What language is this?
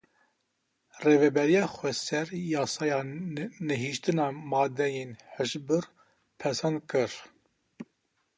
Kurdish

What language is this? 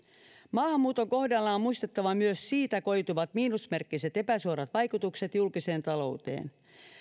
Finnish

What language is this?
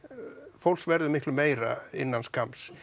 Icelandic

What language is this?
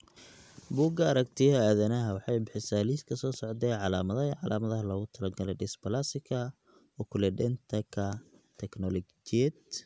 Somali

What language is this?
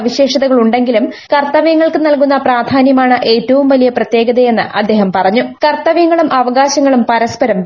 Malayalam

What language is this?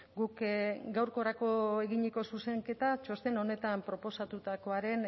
Basque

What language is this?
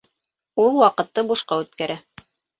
Bashkir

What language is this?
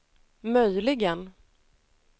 Swedish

